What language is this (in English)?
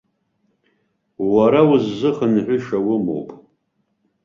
Abkhazian